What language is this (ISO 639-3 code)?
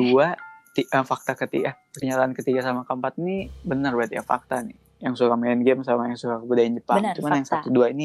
ind